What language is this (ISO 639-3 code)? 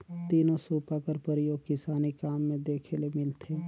hne